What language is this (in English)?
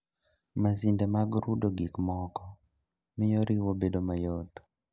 Luo (Kenya and Tanzania)